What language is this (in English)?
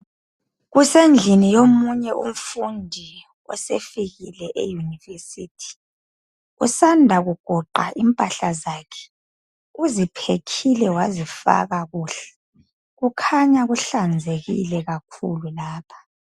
North Ndebele